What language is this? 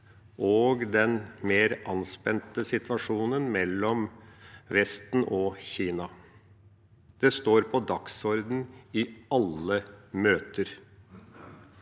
Norwegian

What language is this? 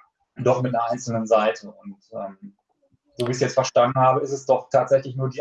German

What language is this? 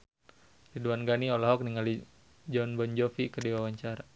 Sundanese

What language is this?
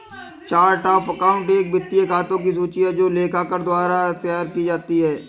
Hindi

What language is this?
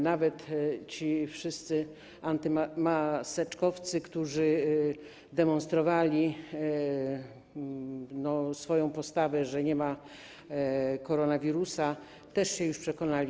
Polish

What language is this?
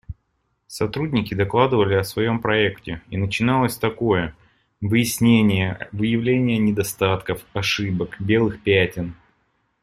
Russian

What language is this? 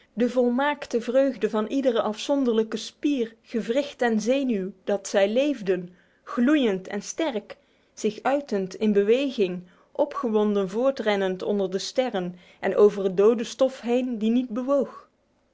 Dutch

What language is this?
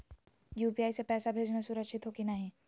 Magahi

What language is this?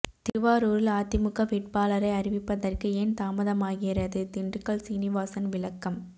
Tamil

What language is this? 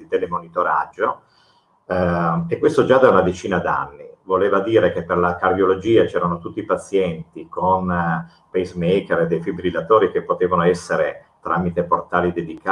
Italian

